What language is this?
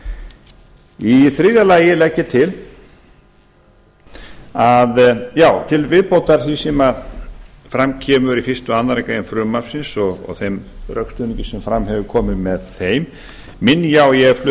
Icelandic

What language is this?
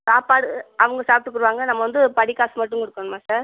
Tamil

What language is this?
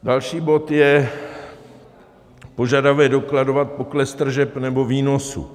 Czech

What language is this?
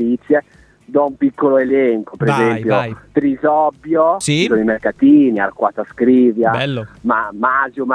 Italian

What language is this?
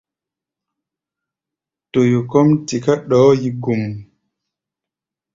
Gbaya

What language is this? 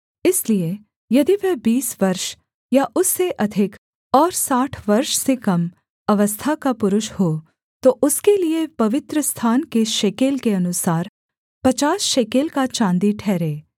Hindi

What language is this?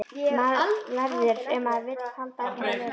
Icelandic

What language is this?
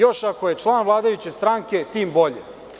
Serbian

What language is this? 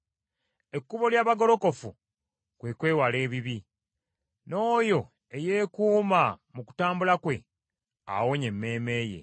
Ganda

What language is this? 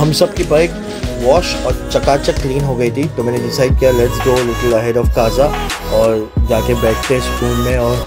Hindi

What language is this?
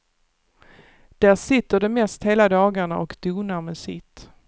Swedish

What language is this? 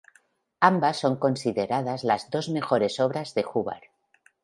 Spanish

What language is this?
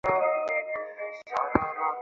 Bangla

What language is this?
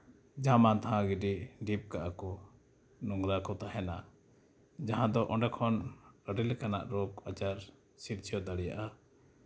Santali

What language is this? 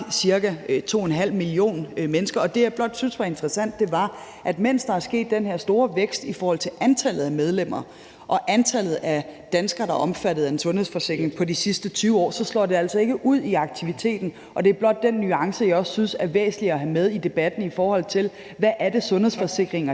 Danish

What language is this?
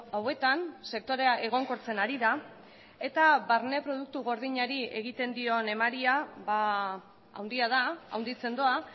Basque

